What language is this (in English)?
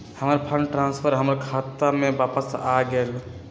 Magahi